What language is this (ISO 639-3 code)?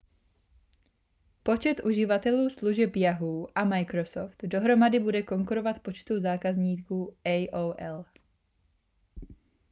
ces